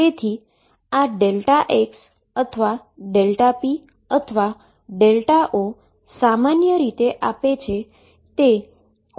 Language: Gujarati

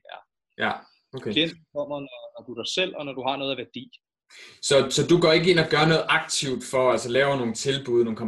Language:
Danish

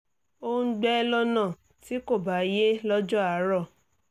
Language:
Yoruba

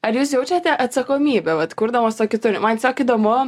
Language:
Lithuanian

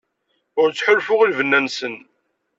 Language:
Kabyle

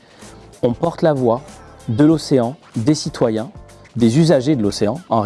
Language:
French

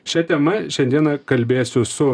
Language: Lithuanian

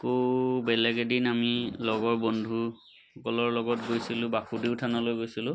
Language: Assamese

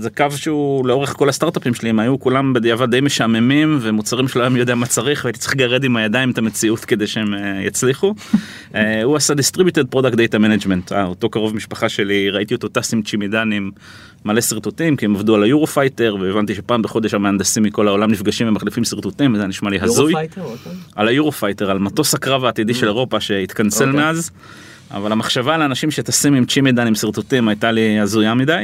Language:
Hebrew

